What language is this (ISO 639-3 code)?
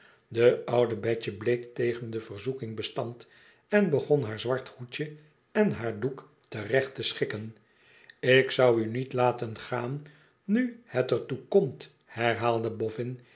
nld